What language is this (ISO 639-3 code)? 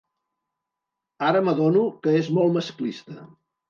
cat